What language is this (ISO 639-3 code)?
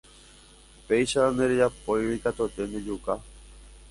grn